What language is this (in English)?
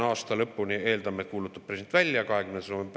Estonian